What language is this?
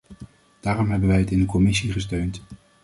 Dutch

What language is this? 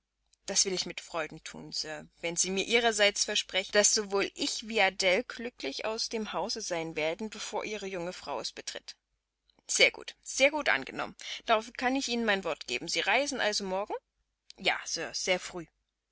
German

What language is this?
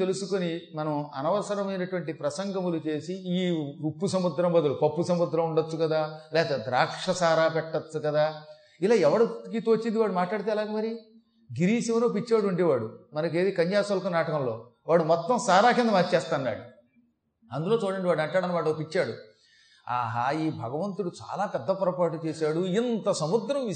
Telugu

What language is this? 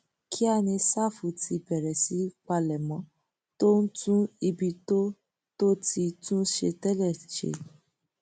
Yoruba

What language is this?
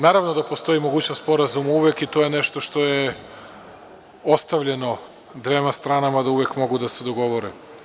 Serbian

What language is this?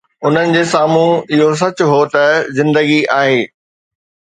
Sindhi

